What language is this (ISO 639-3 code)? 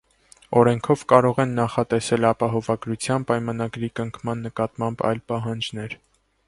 hye